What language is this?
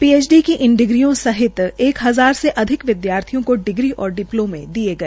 Hindi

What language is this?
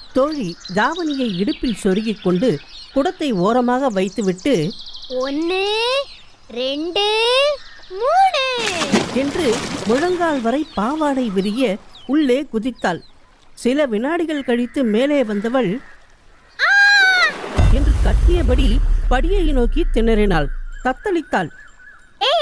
Tamil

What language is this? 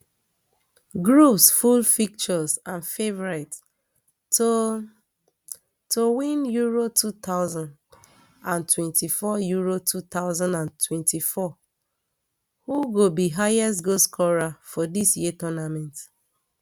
Nigerian Pidgin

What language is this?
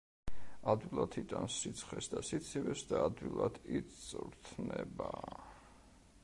Georgian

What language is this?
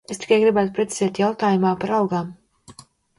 Latvian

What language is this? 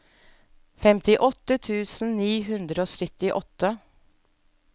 Norwegian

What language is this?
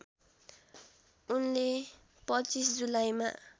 Nepali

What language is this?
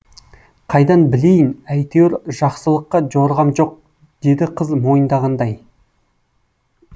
Kazakh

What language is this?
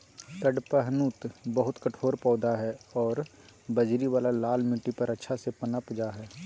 Magahi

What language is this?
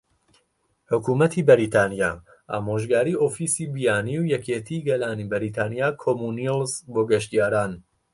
Central Kurdish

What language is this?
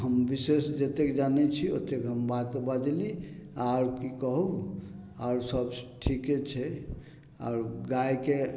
Maithili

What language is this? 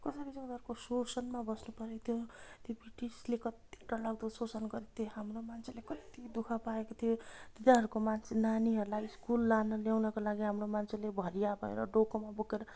Nepali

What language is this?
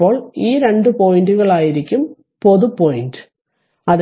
Malayalam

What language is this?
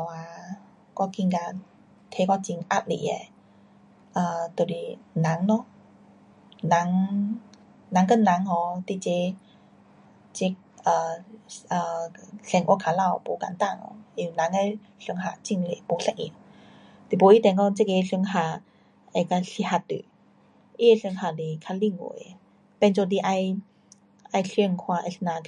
Pu-Xian Chinese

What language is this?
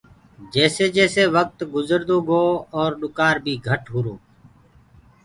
Gurgula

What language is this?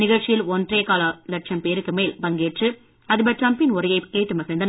Tamil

